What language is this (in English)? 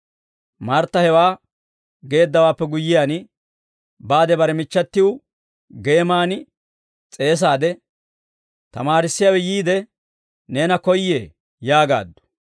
Dawro